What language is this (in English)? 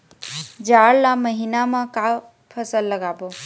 Chhattisgarhi